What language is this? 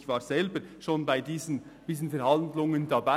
Swiss German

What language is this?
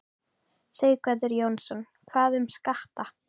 Icelandic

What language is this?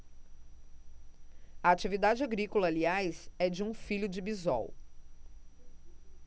Portuguese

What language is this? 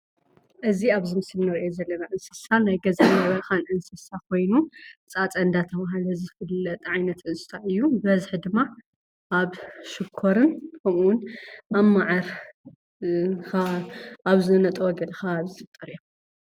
Tigrinya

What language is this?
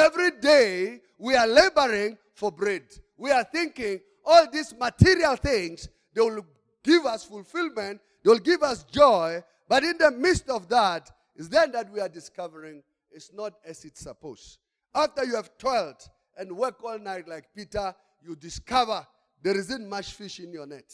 English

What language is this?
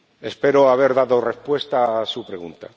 Spanish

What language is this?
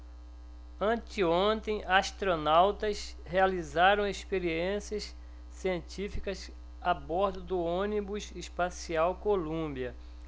Portuguese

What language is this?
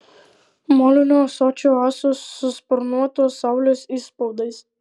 Lithuanian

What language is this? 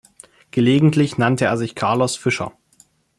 German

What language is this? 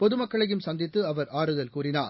Tamil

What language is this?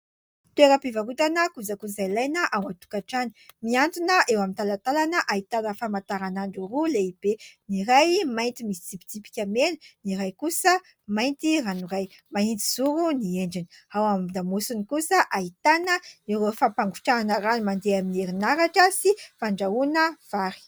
Malagasy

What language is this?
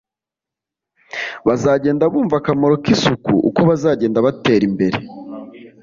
Kinyarwanda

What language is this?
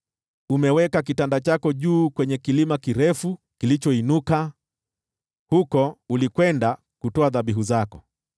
Swahili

